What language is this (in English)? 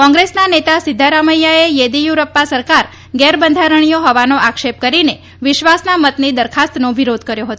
Gujarati